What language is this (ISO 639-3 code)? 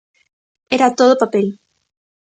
glg